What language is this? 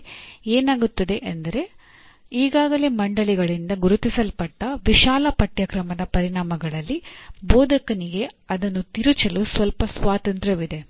Kannada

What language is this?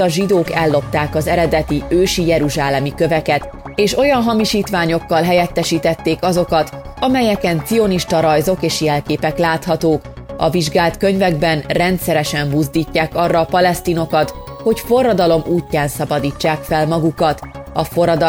Hungarian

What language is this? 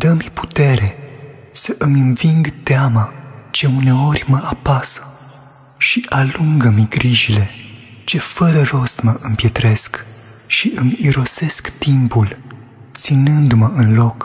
Romanian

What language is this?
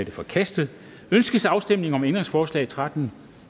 Danish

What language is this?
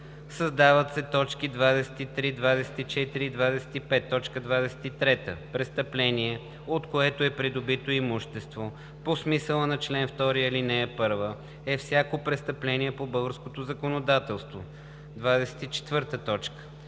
Bulgarian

